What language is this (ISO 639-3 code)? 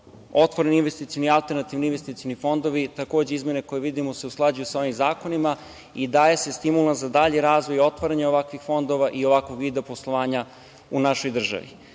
srp